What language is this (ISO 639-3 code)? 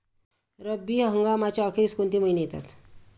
mar